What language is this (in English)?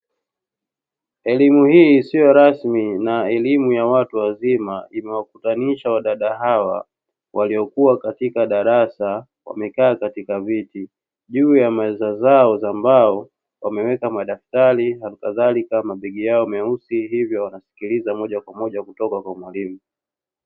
Swahili